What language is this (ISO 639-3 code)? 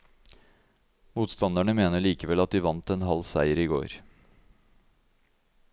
nor